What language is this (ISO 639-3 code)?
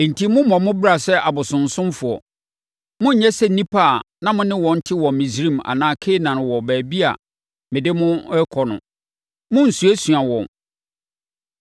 aka